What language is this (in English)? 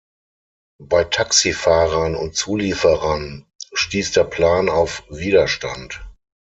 German